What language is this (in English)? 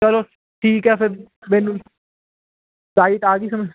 Punjabi